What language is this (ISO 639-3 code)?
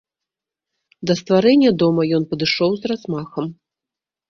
bel